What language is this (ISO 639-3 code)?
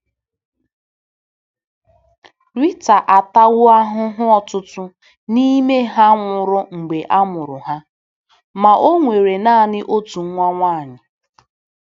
ibo